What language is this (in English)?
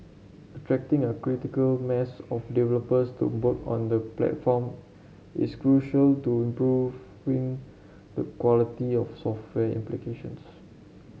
English